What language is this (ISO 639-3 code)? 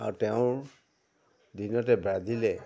asm